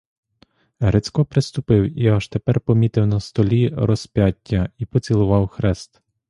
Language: Ukrainian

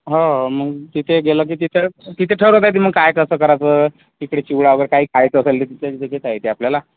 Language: Marathi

